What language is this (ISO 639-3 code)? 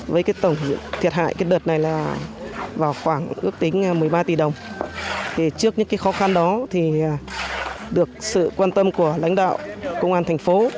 vie